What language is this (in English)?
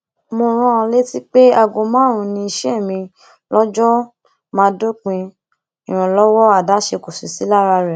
Yoruba